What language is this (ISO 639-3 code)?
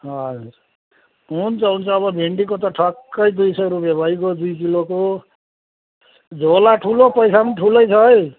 nep